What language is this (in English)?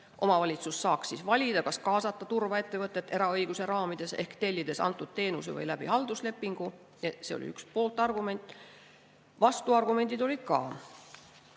Estonian